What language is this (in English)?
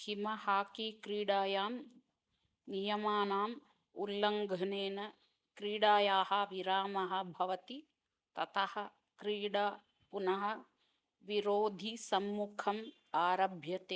Sanskrit